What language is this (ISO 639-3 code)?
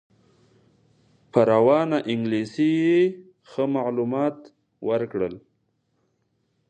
pus